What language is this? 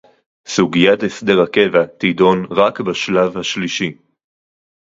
Hebrew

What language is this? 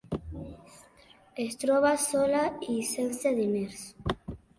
Catalan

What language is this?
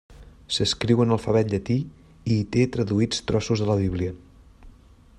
Catalan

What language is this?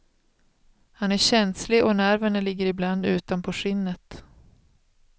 Swedish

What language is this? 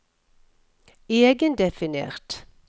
Norwegian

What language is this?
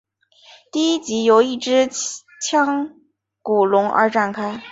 Chinese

